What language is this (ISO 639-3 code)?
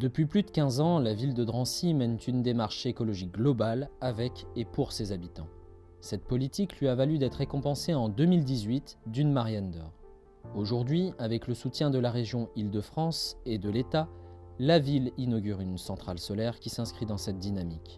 fra